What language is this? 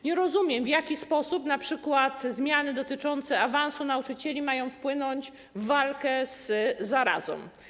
Polish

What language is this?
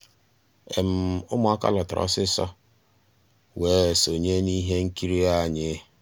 Igbo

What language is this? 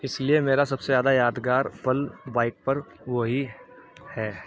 Urdu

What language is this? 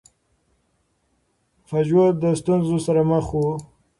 Pashto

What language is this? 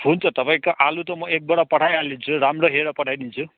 Nepali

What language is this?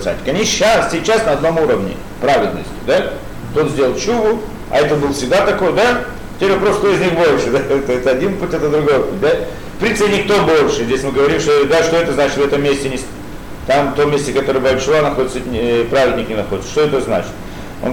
Russian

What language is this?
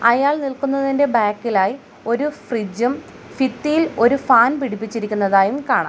Malayalam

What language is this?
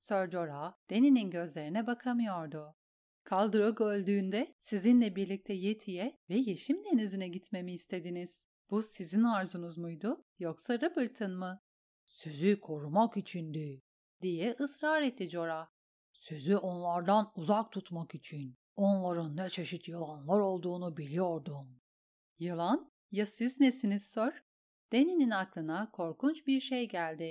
Turkish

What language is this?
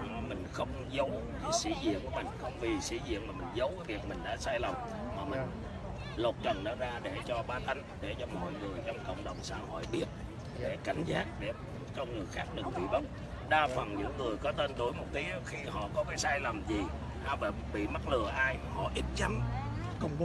Vietnamese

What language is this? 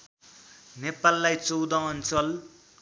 Nepali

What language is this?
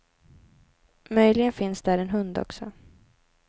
Swedish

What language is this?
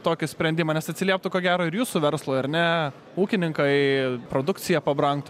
Lithuanian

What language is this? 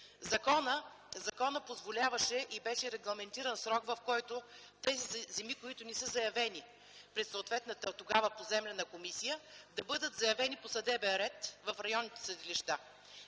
Bulgarian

